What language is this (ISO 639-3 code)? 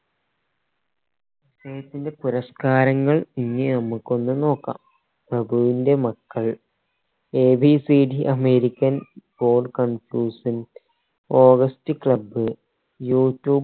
mal